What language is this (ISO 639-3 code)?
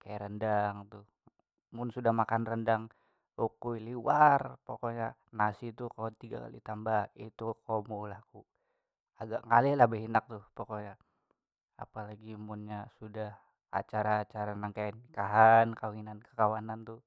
bjn